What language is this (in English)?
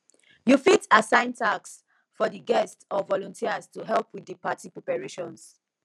Nigerian Pidgin